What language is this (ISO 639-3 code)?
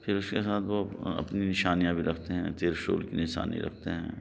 urd